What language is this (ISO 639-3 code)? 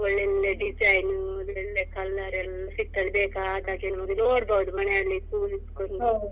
kan